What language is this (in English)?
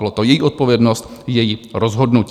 Czech